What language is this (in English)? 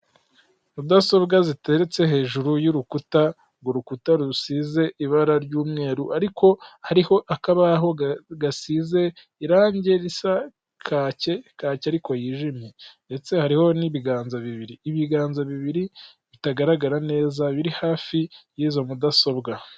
Kinyarwanda